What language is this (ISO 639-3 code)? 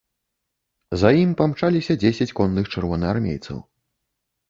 bel